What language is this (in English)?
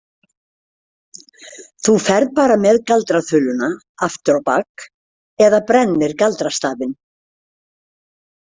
Icelandic